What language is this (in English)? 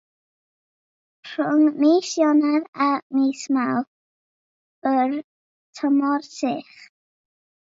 Welsh